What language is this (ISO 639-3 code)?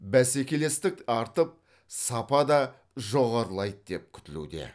kaz